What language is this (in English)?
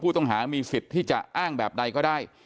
Thai